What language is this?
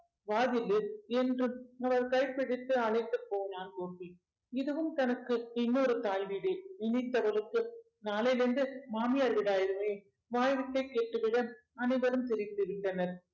Tamil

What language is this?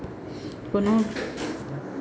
Chhattisgarhi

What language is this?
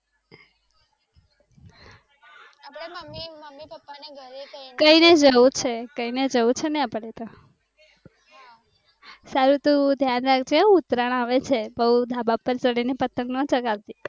Gujarati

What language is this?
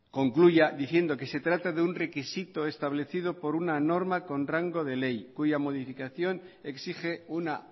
Spanish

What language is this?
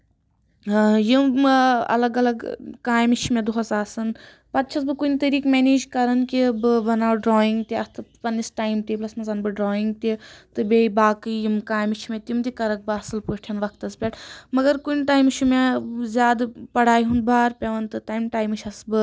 Kashmiri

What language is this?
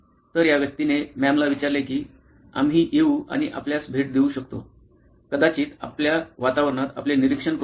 Marathi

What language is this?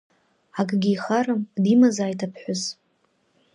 Abkhazian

